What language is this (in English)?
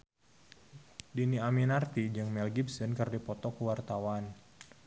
Sundanese